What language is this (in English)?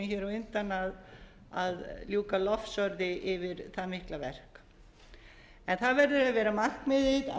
Icelandic